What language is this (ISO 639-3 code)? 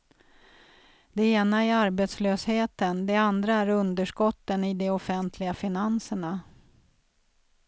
swe